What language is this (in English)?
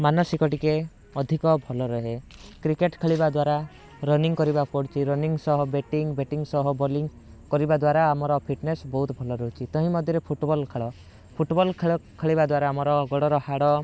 Odia